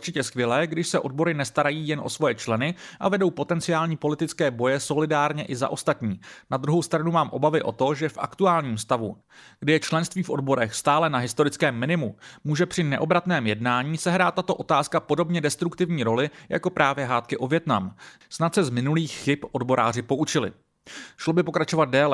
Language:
Czech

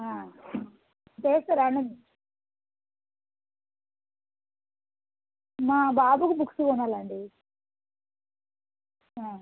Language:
Telugu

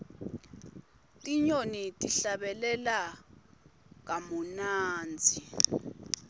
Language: Swati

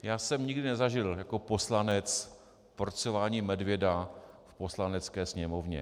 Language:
Czech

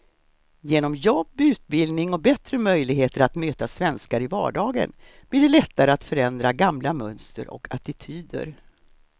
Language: Swedish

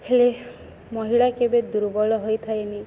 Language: Odia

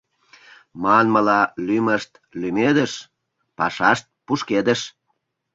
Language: Mari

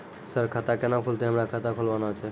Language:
Maithili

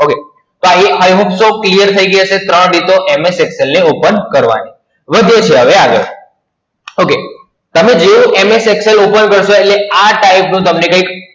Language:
Gujarati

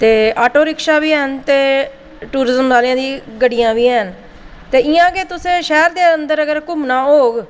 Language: Dogri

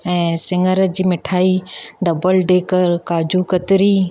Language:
Sindhi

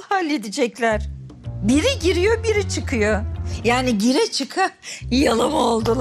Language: Turkish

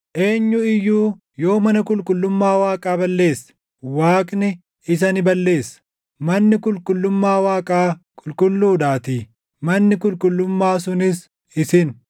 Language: Oromo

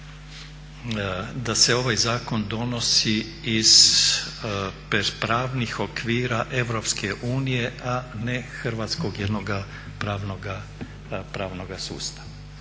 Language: Croatian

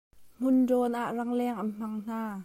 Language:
Hakha Chin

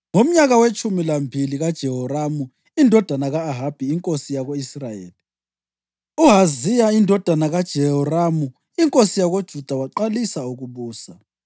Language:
North Ndebele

